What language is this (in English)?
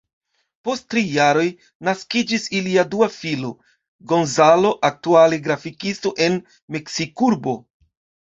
Esperanto